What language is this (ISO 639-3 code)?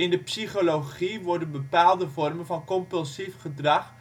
nld